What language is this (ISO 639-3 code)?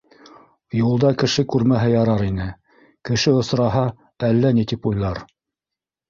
bak